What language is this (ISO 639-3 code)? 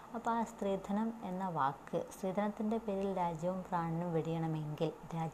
mal